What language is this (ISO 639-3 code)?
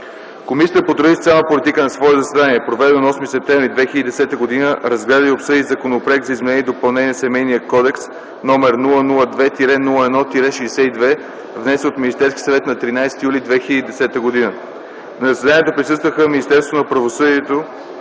bul